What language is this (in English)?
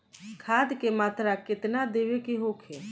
Bhojpuri